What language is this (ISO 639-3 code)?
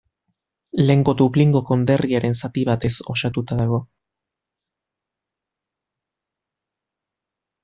eus